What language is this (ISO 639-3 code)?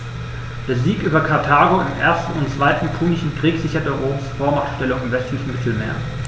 deu